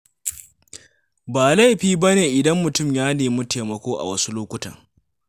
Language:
Hausa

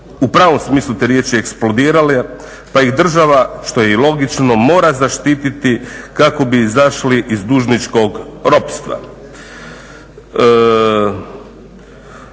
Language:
Croatian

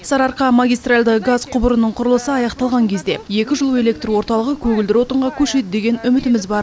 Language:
Kazakh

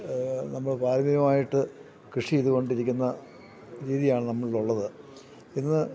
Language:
Malayalam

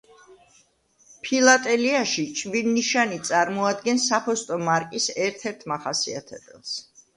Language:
Georgian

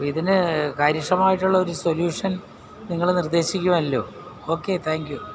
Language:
Malayalam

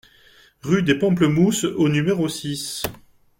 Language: French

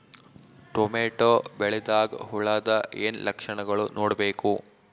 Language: Kannada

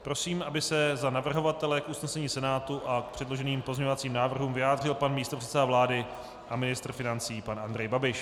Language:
Czech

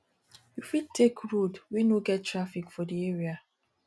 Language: Nigerian Pidgin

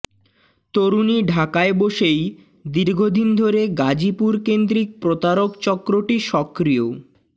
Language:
Bangla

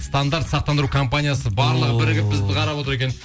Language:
Kazakh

